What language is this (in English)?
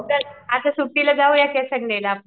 Marathi